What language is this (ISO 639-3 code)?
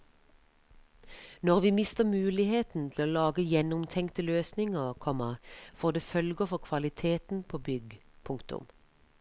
nor